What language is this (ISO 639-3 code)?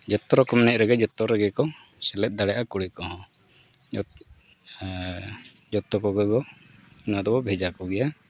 sat